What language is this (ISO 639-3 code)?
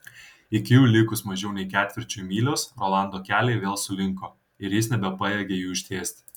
lit